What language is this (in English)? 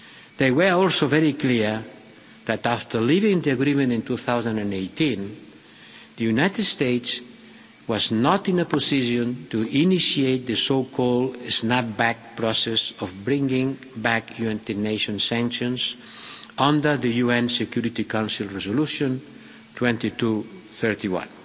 English